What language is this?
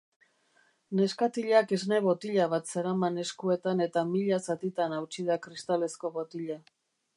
Basque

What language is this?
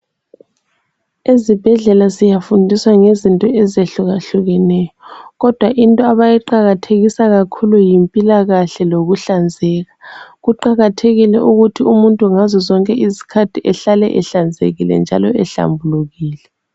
North Ndebele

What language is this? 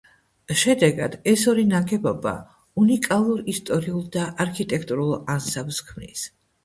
Georgian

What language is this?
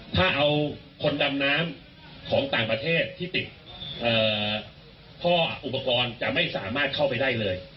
Thai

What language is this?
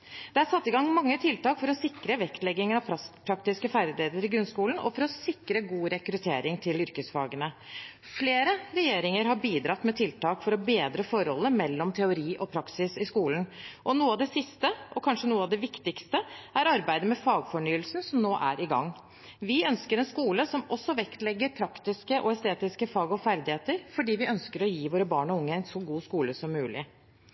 Norwegian Bokmål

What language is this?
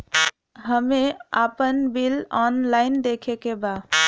Bhojpuri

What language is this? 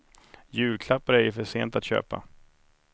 Swedish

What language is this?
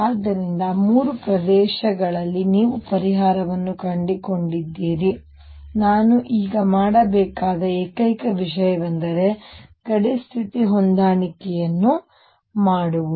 Kannada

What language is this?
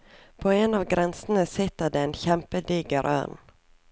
Norwegian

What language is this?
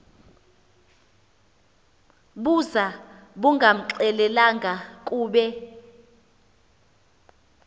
Xhosa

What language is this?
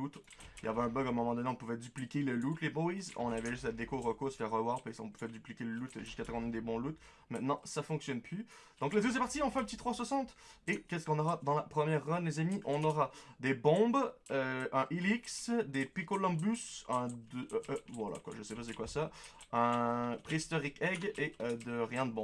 French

